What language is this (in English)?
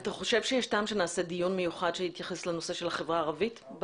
Hebrew